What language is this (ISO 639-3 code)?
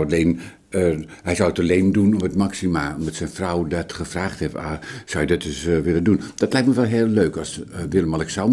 nld